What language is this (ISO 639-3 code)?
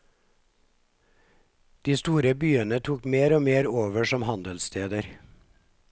nor